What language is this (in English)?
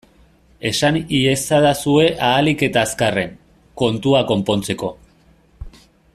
Basque